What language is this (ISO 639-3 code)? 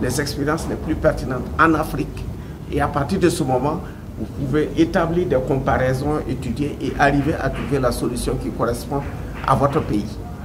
fra